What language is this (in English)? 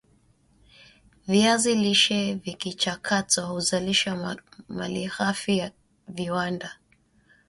Swahili